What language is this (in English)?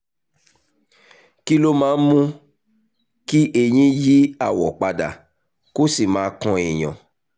Yoruba